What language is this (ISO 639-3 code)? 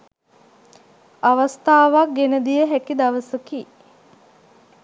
sin